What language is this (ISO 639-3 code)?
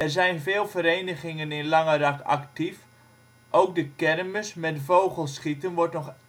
nld